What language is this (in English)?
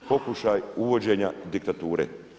Croatian